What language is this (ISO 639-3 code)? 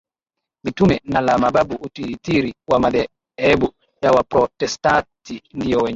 swa